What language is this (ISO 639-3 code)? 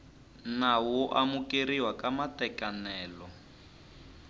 tso